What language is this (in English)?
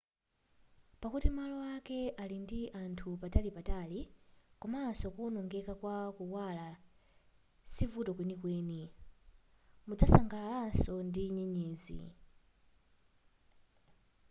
Nyanja